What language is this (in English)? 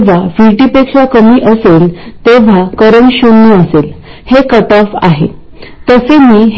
Marathi